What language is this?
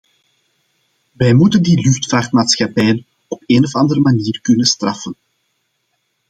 Dutch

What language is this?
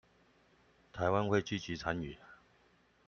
Chinese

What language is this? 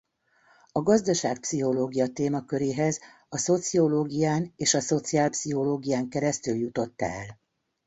Hungarian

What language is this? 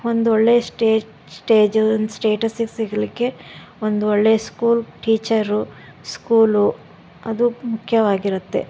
Kannada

